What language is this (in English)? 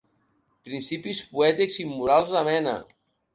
Catalan